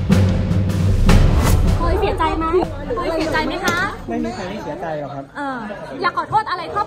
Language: Thai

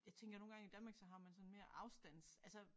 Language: Danish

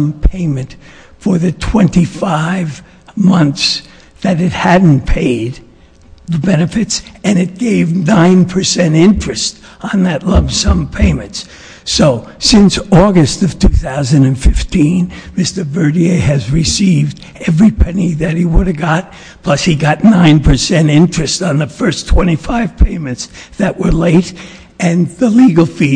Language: English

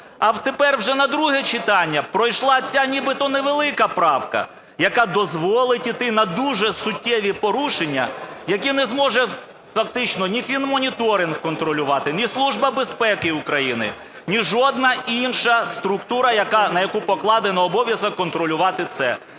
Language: Ukrainian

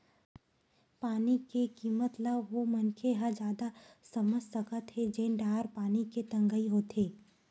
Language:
Chhattisgarhi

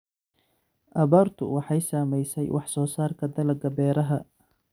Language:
Somali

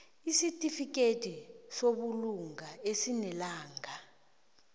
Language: South Ndebele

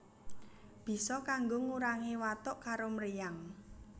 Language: Javanese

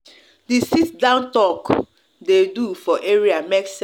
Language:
Nigerian Pidgin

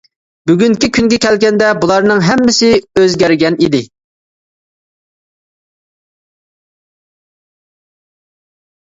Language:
Uyghur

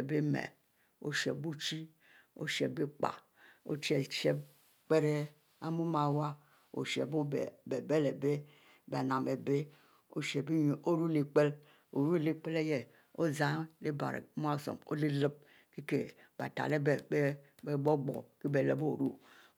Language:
Mbe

